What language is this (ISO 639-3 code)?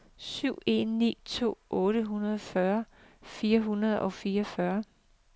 dan